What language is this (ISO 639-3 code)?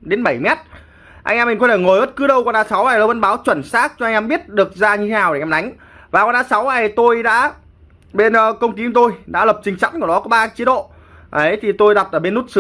vie